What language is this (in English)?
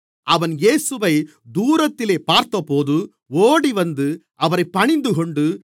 Tamil